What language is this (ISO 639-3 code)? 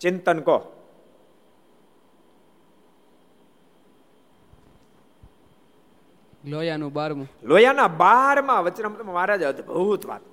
guj